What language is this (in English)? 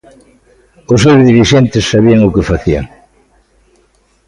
Galician